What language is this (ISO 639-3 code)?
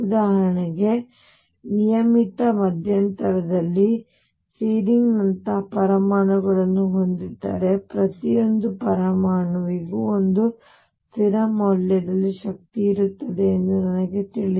kan